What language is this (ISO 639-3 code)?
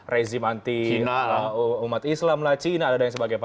ind